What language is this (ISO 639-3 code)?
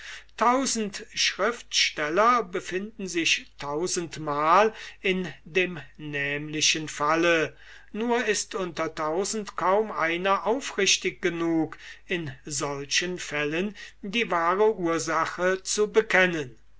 deu